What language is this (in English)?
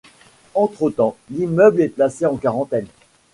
French